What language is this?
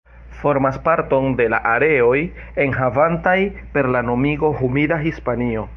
Esperanto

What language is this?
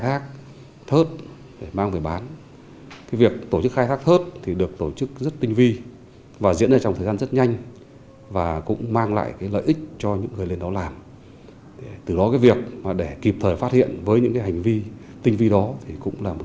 Vietnamese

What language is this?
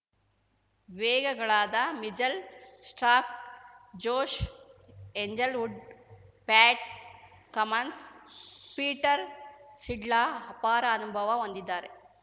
Kannada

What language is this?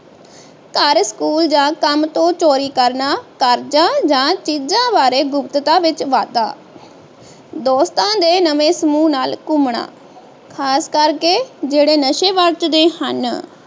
Punjabi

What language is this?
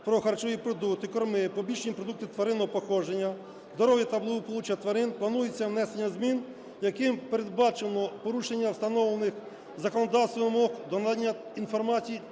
Ukrainian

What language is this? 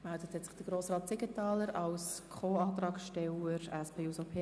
Swiss German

